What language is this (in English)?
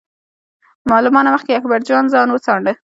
Pashto